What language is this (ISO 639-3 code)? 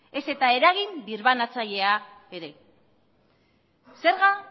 eus